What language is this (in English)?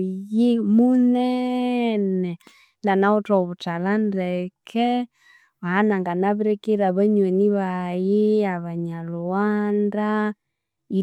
Konzo